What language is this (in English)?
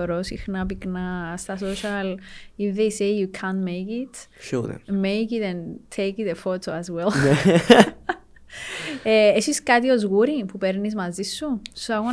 Greek